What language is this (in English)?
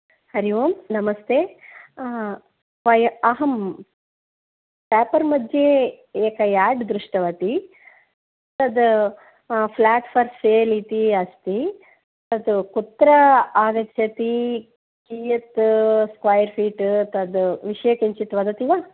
Sanskrit